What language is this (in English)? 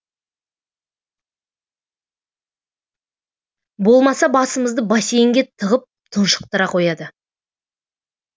Kazakh